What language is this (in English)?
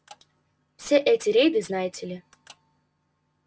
Russian